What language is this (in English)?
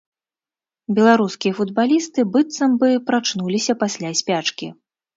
Belarusian